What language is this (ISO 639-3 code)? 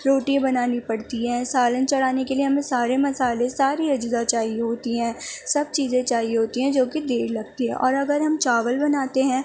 urd